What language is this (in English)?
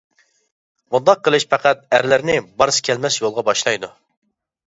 Uyghur